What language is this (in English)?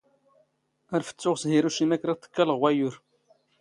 Standard Moroccan Tamazight